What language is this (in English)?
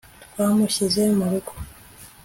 Kinyarwanda